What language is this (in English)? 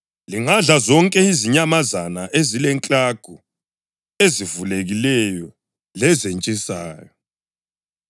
North Ndebele